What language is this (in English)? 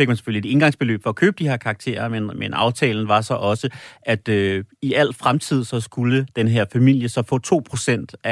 Danish